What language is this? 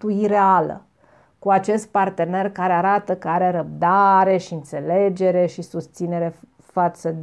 Romanian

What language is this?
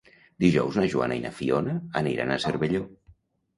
Catalan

